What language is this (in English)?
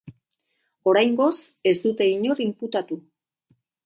Basque